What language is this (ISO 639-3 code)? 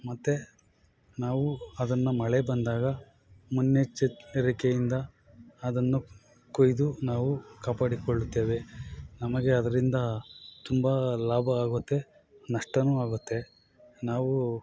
kan